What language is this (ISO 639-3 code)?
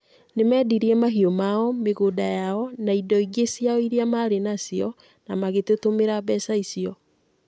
kik